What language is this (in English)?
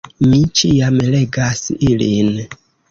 Esperanto